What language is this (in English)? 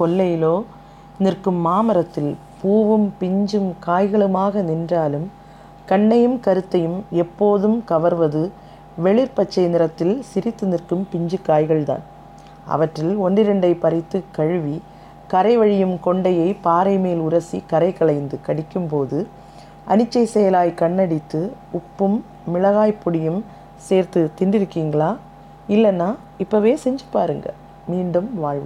Tamil